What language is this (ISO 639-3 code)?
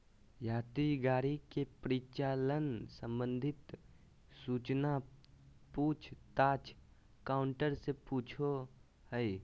mag